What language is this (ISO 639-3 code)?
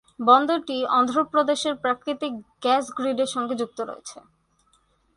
ben